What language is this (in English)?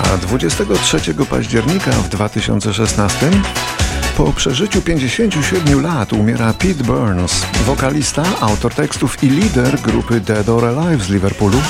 Polish